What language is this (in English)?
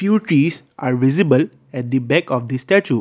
English